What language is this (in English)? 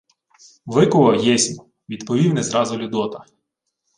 Ukrainian